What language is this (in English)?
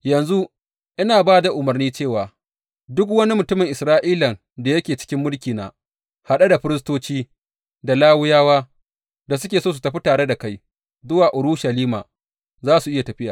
Hausa